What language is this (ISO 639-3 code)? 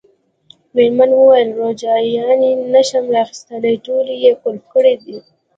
pus